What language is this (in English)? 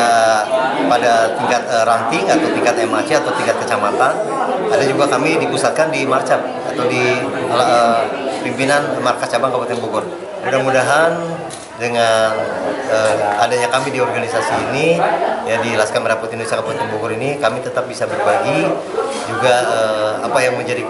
Indonesian